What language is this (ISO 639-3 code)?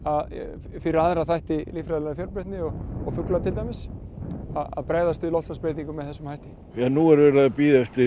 isl